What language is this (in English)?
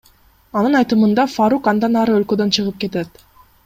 Kyrgyz